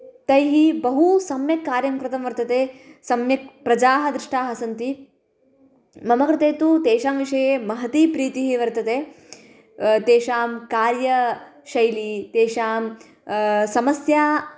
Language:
Sanskrit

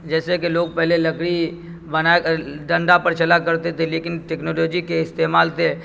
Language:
Urdu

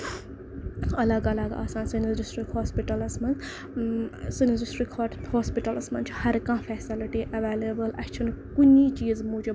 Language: Kashmiri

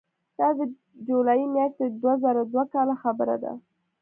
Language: Pashto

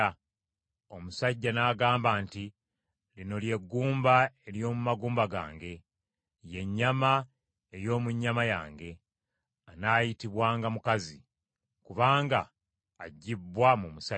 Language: Ganda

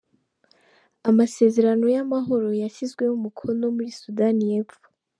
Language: Kinyarwanda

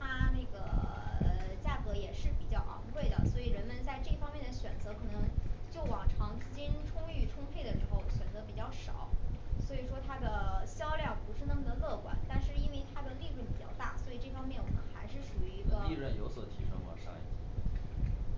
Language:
Chinese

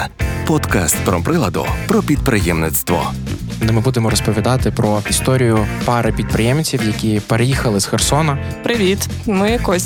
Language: Ukrainian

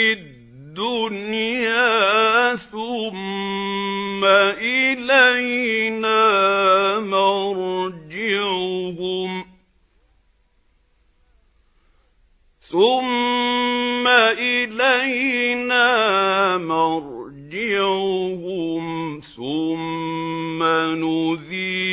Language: Arabic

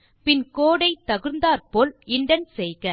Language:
Tamil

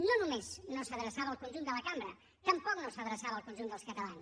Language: Catalan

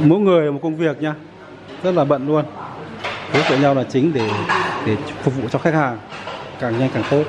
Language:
Vietnamese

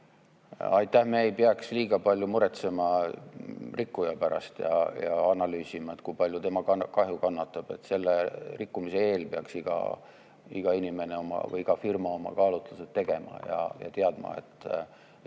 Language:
Estonian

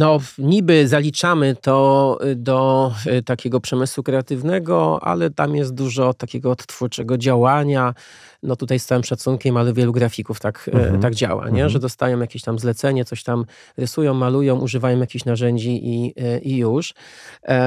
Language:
Polish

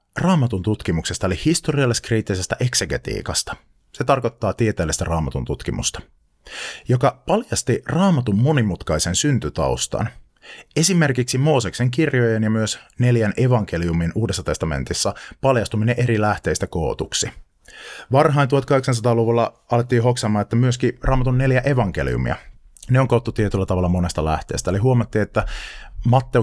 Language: Finnish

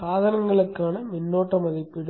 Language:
Tamil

